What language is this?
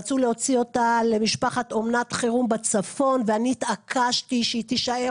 Hebrew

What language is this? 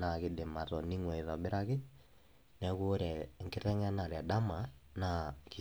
Masai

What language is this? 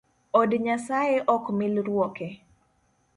Luo (Kenya and Tanzania)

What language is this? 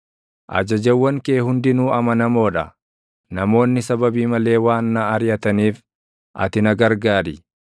Oromo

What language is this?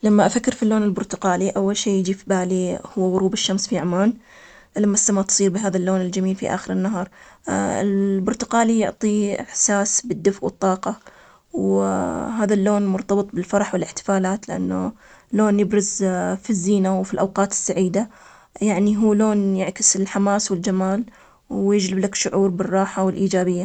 Omani Arabic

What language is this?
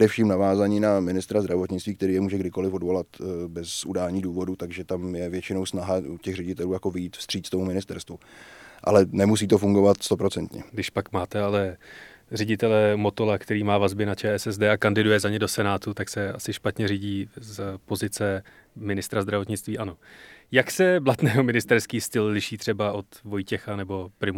Czech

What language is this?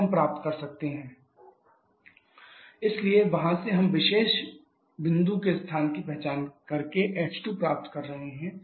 Hindi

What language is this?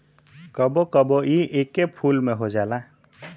Bhojpuri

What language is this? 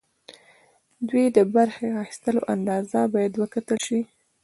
Pashto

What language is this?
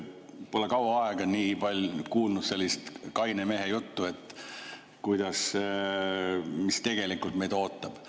Estonian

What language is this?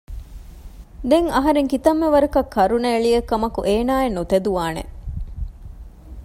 Divehi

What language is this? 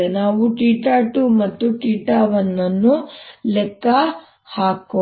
Kannada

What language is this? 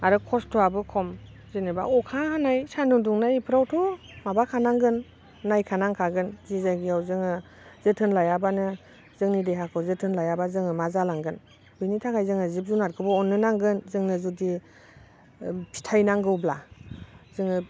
Bodo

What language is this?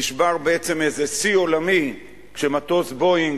Hebrew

